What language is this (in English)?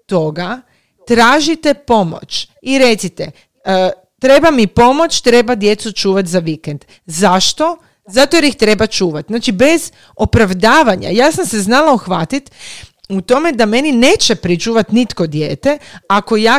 Croatian